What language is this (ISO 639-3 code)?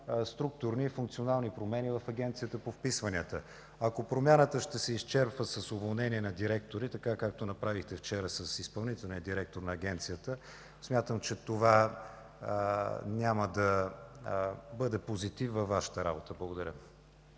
bul